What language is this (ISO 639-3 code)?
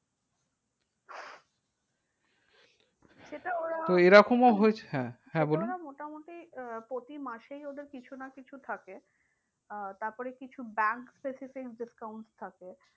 ben